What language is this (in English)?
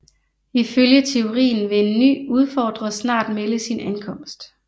Danish